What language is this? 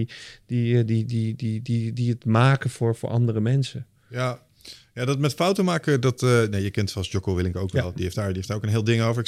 Dutch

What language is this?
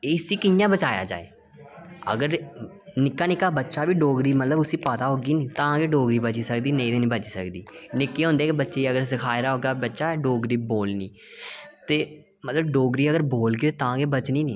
Dogri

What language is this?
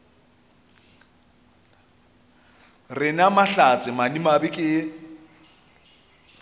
Northern Sotho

